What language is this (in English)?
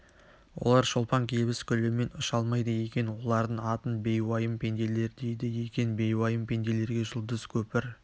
Kazakh